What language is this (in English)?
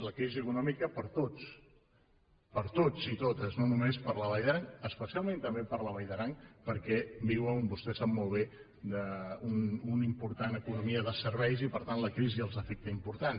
Catalan